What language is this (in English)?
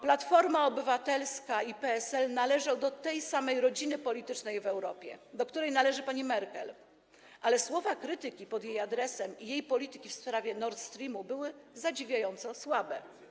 Polish